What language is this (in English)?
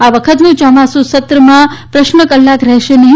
Gujarati